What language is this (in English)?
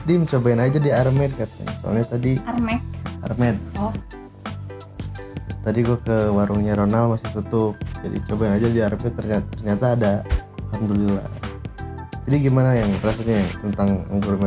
Indonesian